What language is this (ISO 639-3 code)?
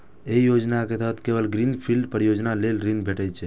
mai